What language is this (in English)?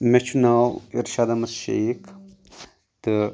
Kashmiri